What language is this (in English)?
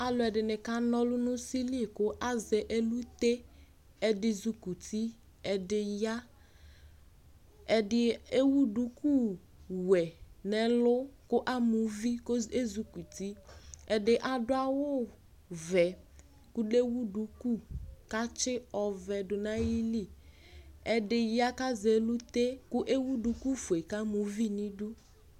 Ikposo